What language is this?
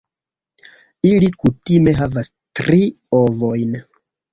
Esperanto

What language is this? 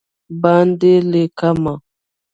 Pashto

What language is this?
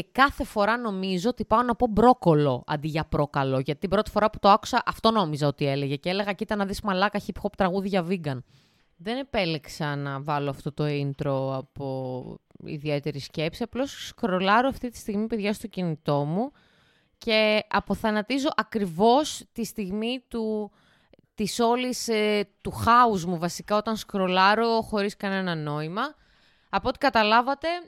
Greek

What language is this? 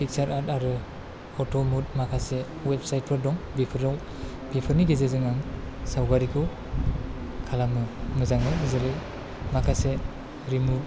Bodo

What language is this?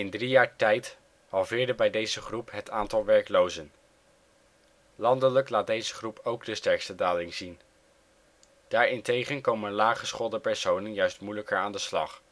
Dutch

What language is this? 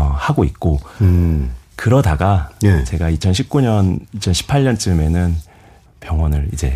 Korean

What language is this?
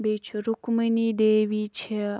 Kashmiri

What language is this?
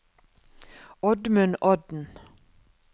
Norwegian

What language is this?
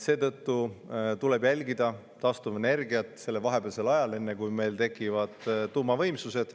Estonian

